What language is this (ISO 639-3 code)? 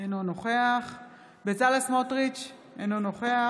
heb